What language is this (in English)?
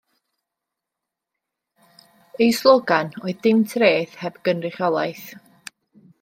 Welsh